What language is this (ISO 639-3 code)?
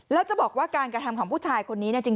tha